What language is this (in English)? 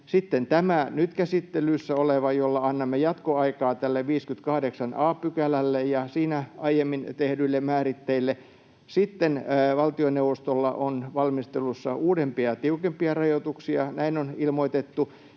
Finnish